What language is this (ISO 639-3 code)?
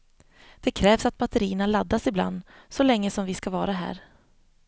swe